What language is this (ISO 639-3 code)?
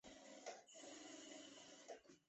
zho